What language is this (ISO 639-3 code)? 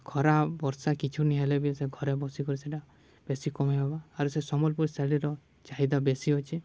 ori